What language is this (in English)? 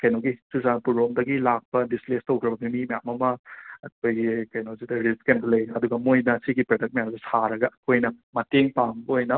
Manipuri